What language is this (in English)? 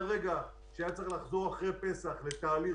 Hebrew